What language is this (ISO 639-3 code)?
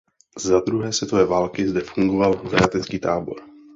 ces